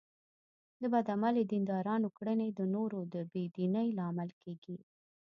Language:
Pashto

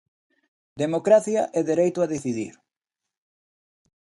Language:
Galician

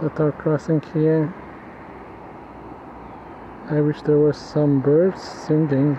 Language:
English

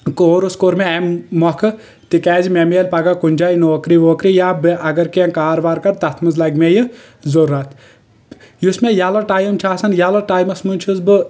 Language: Kashmiri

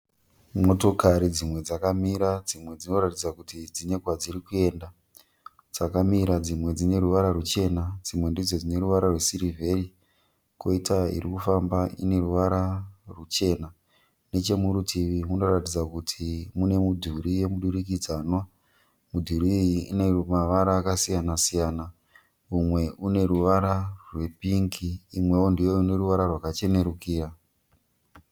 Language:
Shona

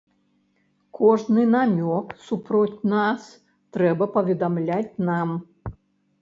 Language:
Belarusian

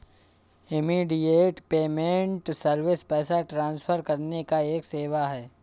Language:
Hindi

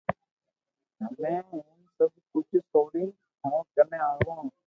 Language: Loarki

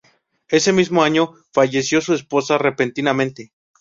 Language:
Spanish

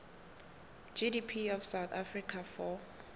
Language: South Ndebele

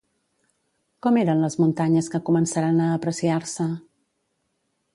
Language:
Catalan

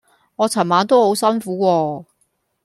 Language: Cantonese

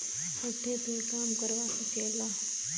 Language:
Bhojpuri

